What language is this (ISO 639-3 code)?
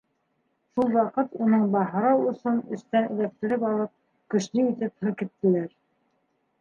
bak